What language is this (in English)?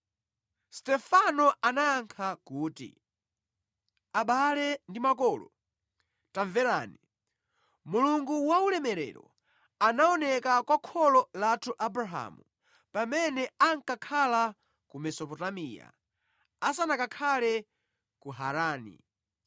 Nyanja